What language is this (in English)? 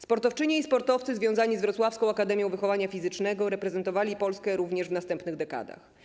Polish